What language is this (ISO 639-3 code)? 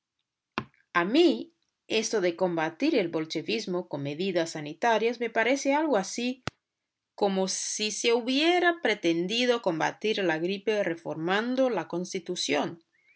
spa